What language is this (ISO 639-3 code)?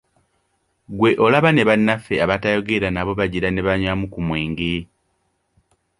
lug